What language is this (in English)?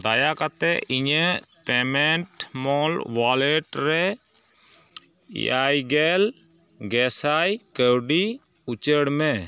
Santali